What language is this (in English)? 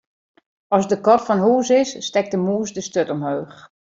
Western Frisian